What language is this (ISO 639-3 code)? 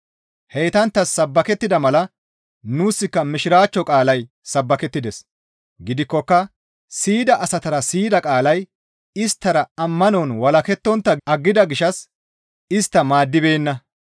gmv